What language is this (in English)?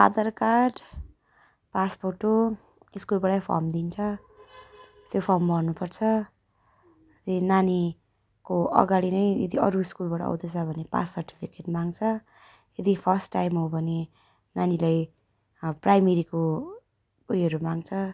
Nepali